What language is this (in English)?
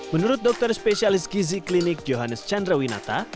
Indonesian